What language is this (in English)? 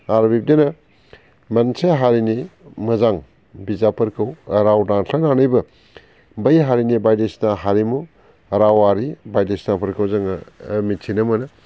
Bodo